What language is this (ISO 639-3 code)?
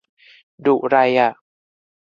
tha